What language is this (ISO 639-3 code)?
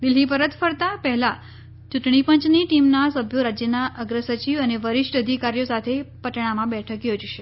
guj